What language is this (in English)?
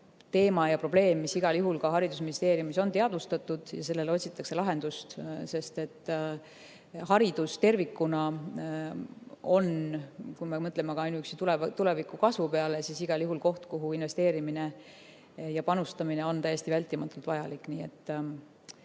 Estonian